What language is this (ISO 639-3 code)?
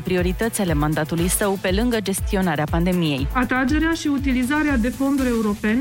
ron